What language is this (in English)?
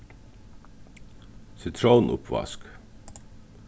Faroese